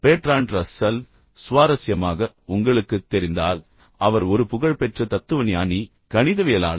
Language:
Tamil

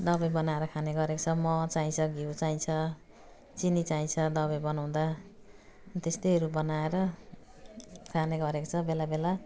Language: Nepali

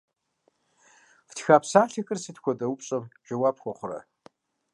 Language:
Kabardian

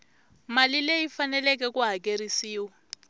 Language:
Tsonga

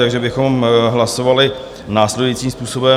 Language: Czech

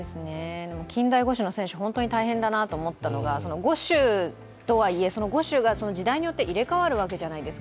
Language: Japanese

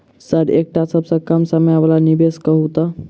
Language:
Maithili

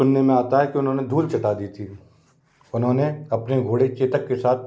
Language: Hindi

